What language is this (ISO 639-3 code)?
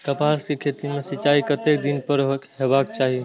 mai